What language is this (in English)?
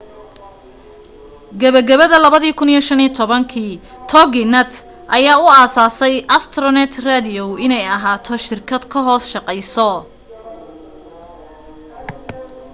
Somali